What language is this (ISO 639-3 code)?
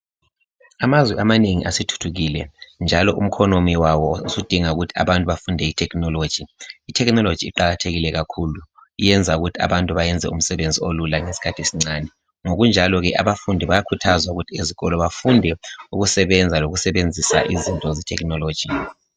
nde